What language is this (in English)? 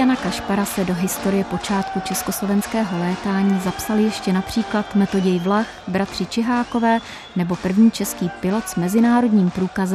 Czech